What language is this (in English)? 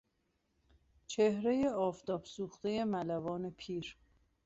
Persian